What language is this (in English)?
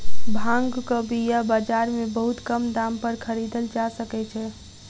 Maithili